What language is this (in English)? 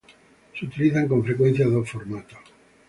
Spanish